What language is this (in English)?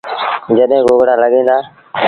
Sindhi Bhil